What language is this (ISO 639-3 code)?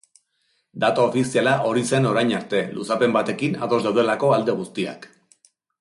eus